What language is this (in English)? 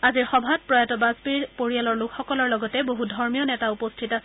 Assamese